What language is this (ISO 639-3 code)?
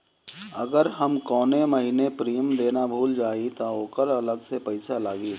bho